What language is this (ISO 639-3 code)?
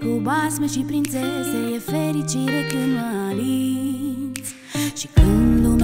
ron